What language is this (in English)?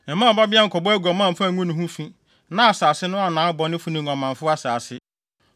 Akan